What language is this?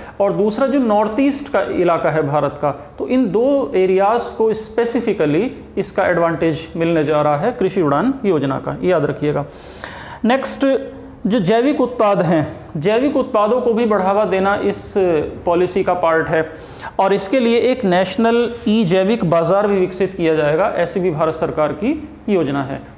Hindi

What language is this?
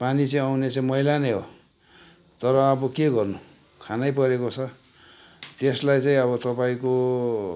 Nepali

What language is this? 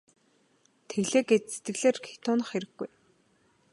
Mongolian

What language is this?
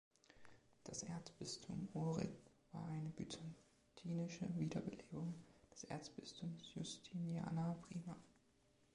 German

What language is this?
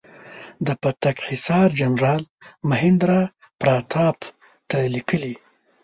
Pashto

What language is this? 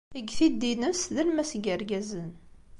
Kabyle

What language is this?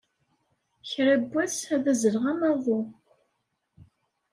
Kabyle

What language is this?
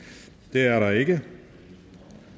Danish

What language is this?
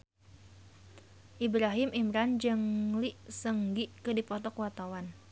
Sundanese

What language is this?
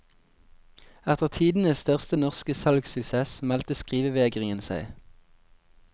Norwegian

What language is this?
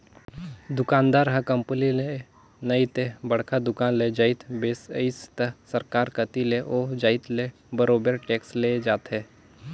Chhattisgarhi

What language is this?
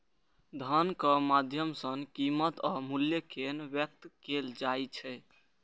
Maithili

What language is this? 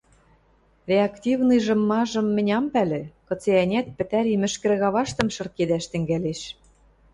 Western Mari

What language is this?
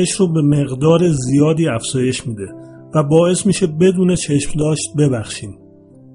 Persian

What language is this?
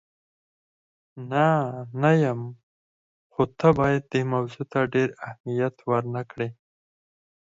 Pashto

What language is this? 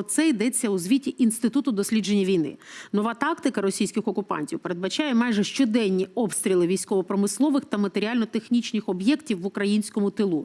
Ukrainian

